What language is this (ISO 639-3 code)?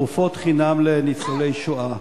heb